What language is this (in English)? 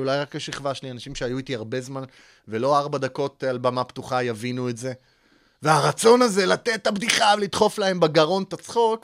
Hebrew